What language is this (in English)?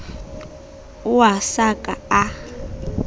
Southern Sotho